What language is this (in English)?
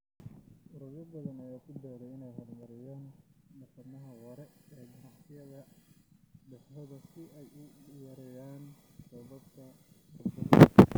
Somali